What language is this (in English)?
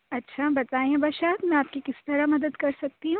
Urdu